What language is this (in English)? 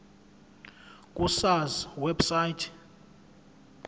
Zulu